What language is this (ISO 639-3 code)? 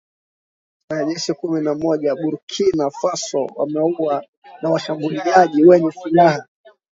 swa